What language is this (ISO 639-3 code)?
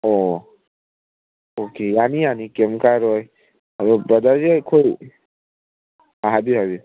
mni